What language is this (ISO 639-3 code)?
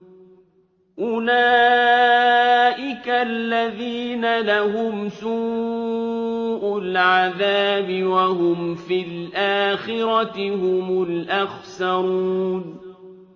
ara